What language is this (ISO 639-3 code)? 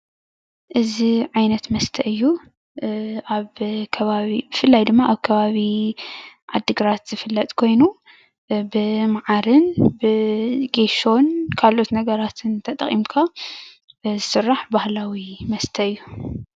tir